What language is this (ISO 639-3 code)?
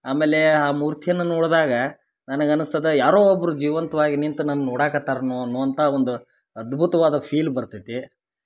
kan